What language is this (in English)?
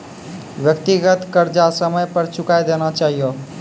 Maithili